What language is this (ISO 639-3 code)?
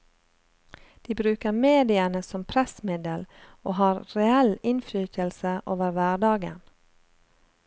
nor